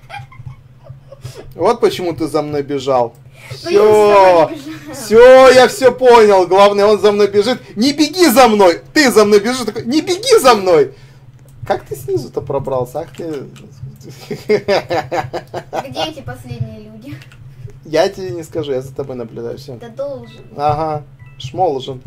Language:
Russian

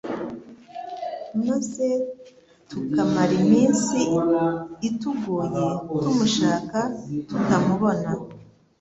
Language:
Kinyarwanda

